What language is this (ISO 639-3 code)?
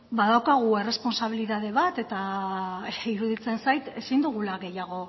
eus